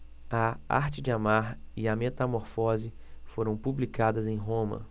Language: Portuguese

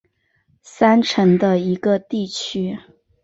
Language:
Chinese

